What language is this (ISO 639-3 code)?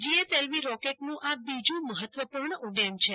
guj